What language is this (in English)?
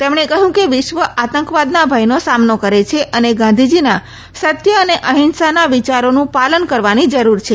Gujarati